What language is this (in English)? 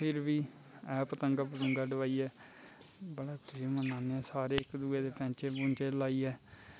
Dogri